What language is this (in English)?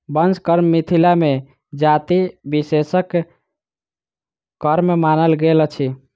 Maithili